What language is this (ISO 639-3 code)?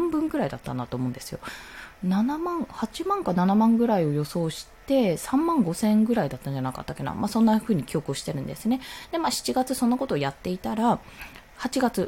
jpn